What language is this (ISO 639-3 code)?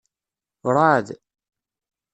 kab